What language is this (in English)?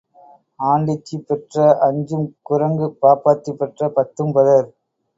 Tamil